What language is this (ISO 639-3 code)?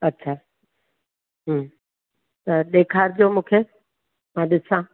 snd